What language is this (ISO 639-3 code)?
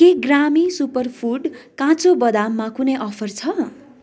nep